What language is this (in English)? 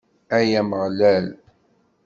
Kabyle